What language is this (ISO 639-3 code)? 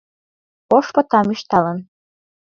chm